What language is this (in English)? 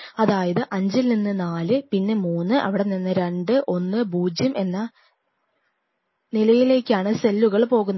Malayalam